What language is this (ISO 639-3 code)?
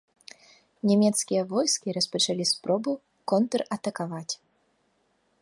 bel